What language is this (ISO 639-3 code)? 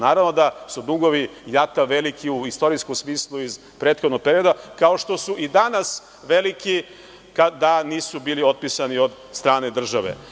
srp